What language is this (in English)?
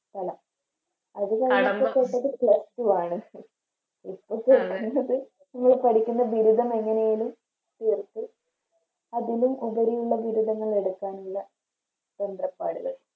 Malayalam